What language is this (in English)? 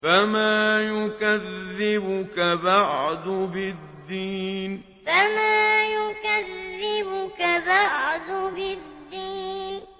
Arabic